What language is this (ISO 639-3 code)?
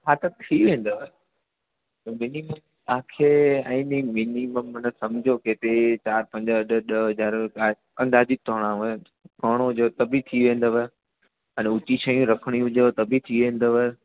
snd